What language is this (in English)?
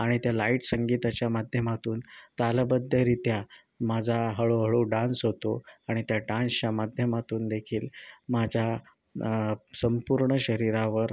Marathi